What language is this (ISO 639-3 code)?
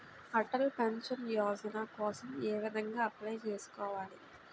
tel